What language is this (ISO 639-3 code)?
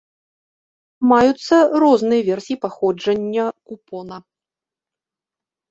bel